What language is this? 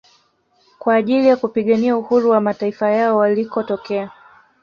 Swahili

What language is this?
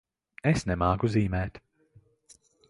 Latvian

